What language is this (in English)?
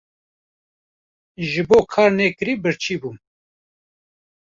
Kurdish